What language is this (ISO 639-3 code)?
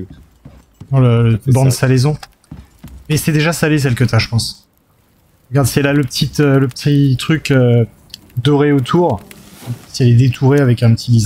fra